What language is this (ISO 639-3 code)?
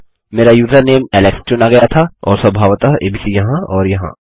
hin